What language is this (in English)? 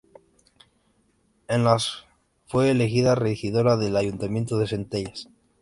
Spanish